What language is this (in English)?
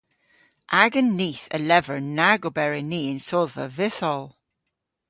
Cornish